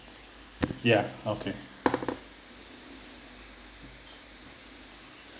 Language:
English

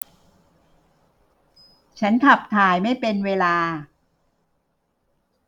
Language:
Thai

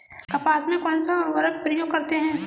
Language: Hindi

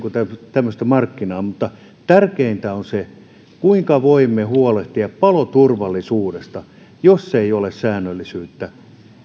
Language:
Finnish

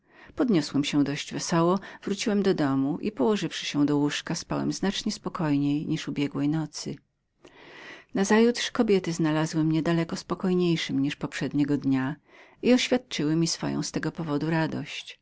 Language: Polish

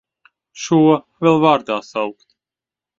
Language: Latvian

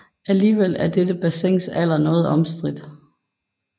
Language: Danish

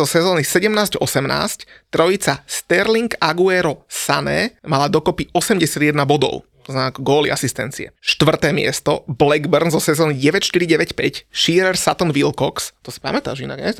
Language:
Slovak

